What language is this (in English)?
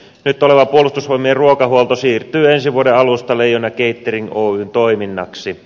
Finnish